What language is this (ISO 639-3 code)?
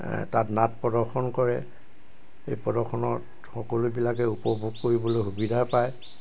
asm